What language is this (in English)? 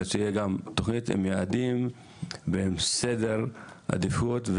Hebrew